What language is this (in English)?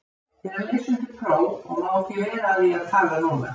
Icelandic